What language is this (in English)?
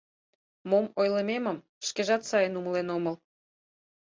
Mari